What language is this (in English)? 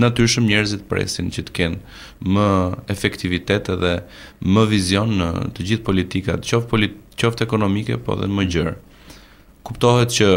Romanian